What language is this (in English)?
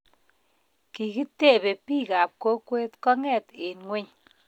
Kalenjin